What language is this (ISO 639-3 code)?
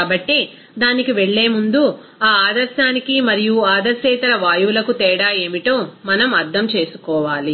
tel